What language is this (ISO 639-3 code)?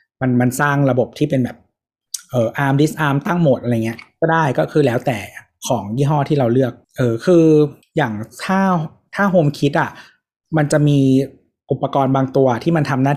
tha